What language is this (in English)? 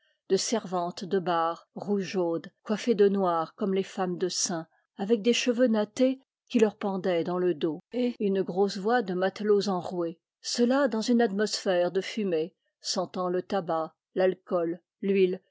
French